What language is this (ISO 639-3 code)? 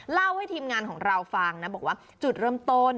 tha